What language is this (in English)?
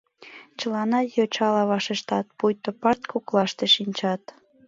Mari